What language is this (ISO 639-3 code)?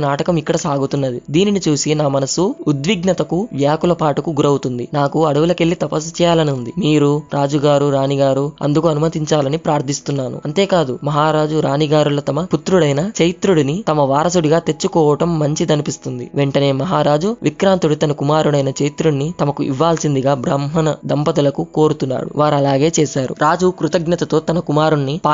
tel